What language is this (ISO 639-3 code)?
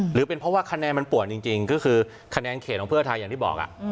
tha